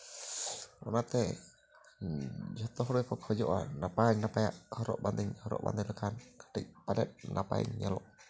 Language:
Santali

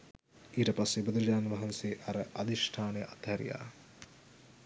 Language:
Sinhala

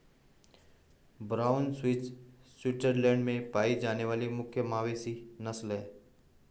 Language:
Hindi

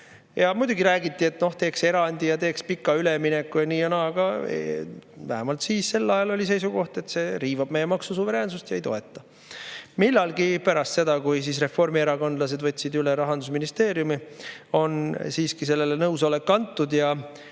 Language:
Estonian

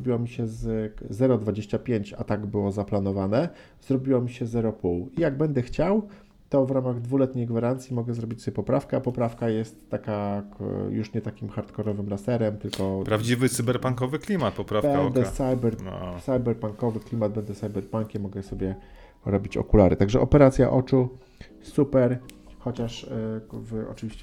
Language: Polish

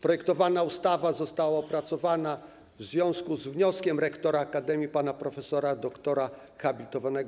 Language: Polish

